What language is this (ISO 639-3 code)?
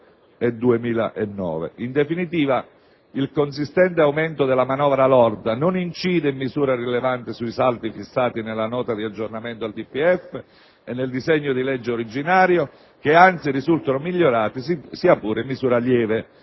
ita